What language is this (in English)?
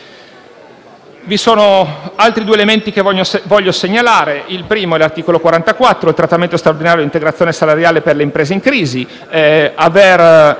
Italian